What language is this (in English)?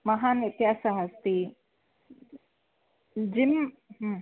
Sanskrit